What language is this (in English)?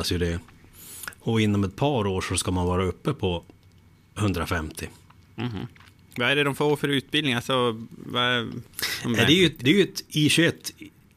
Swedish